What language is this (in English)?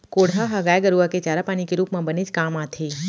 Chhattisgarhi